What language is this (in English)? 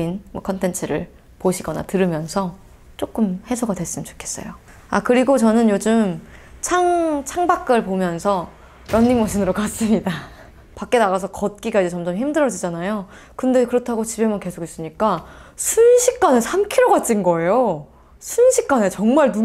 Korean